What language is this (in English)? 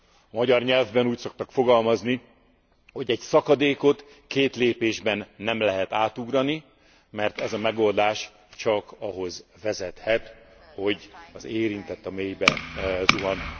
Hungarian